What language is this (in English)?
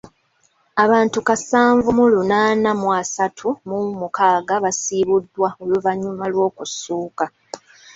Ganda